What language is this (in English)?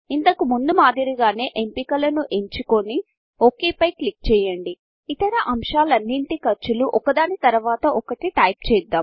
Telugu